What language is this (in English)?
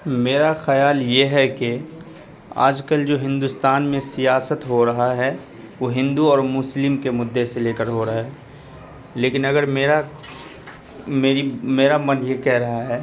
Urdu